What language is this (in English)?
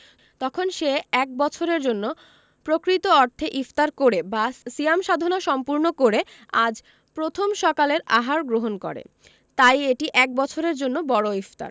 Bangla